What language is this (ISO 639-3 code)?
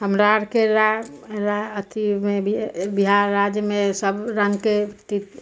mai